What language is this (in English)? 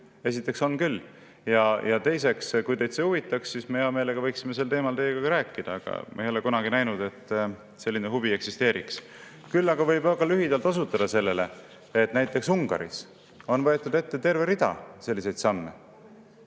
Estonian